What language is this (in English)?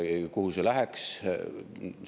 Estonian